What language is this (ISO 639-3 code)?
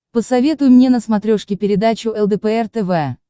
rus